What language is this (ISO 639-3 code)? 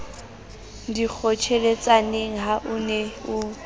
sot